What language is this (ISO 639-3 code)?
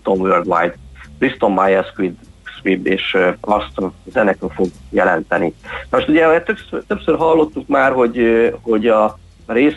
hun